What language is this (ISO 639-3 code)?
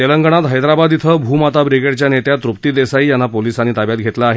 mar